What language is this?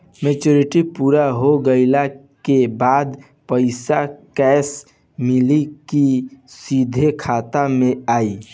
Bhojpuri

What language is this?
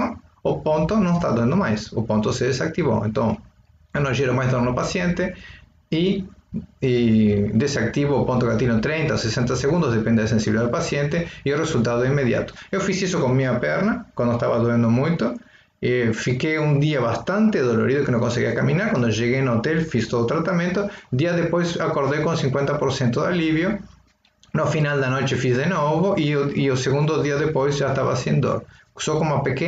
Spanish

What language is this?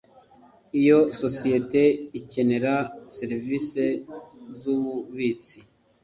Kinyarwanda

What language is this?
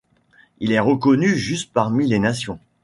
French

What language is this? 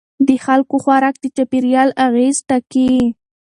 Pashto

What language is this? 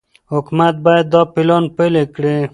Pashto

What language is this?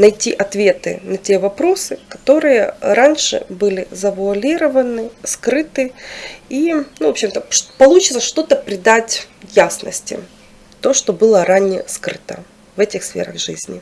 Russian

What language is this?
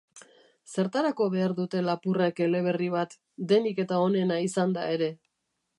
Basque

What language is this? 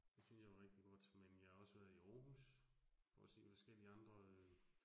Danish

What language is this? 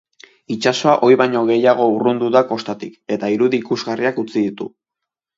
Basque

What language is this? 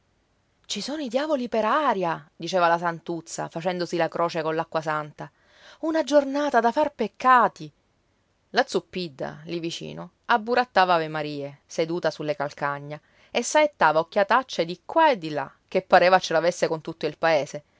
Italian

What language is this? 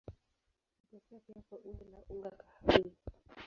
Swahili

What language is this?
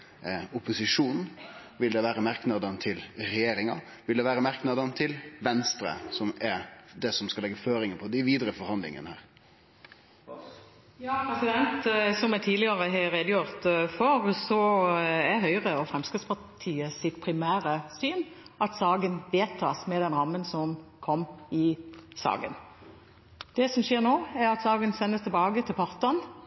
Norwegian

